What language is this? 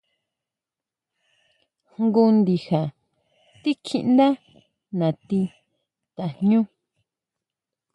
Huautla Mazatec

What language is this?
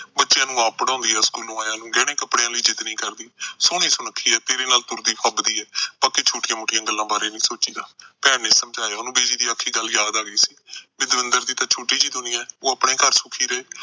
Punjabi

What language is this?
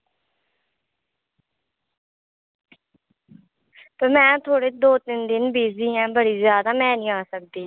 Dogri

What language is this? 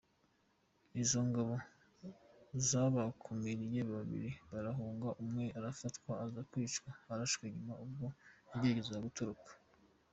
Kinyarwanda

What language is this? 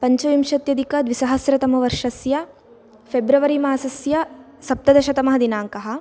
Sanskrit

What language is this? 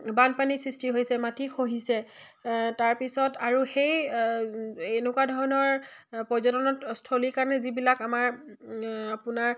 Assamese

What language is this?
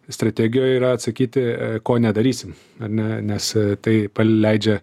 Lithuanian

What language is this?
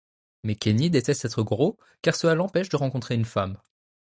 French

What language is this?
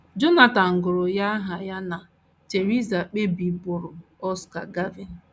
Igbo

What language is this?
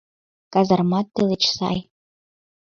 Mari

